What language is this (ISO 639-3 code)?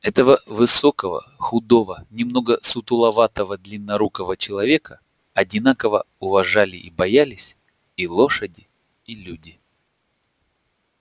rus